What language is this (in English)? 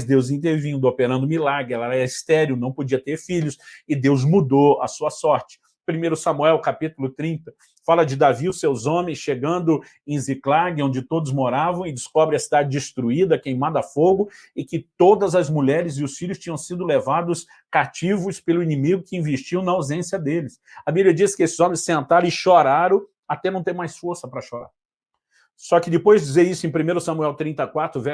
Portuguese